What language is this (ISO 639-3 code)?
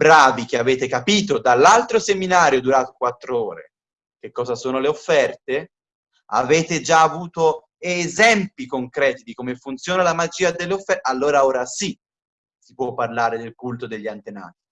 ita